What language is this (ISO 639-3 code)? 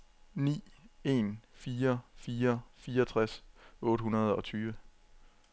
dan